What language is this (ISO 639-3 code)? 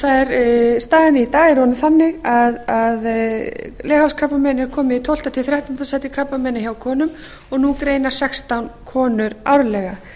isl